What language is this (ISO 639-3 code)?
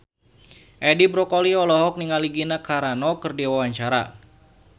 sun